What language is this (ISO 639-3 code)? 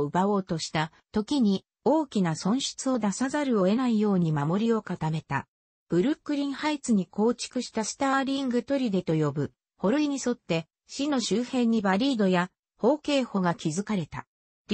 jpn